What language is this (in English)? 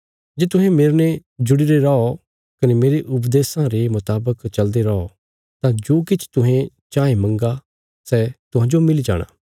Bilaspuri